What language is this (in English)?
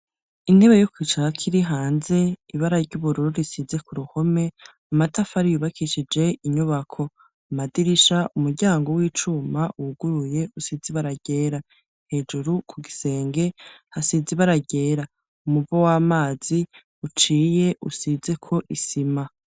Rundi